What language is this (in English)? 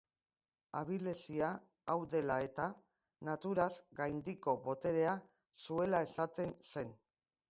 Basque